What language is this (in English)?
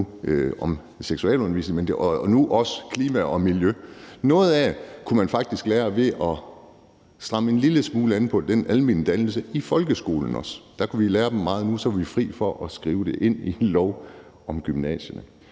Danish